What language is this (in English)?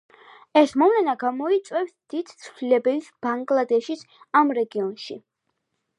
Georgian